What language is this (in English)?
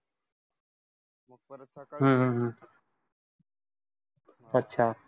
Marathi